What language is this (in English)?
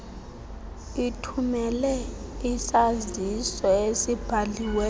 Xhosa